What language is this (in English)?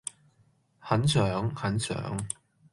Cantonese